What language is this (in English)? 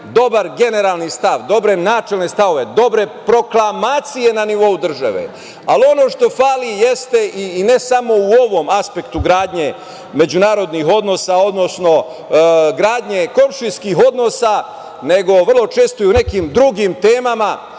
Serbian